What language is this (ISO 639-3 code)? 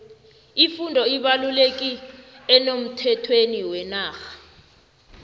nbl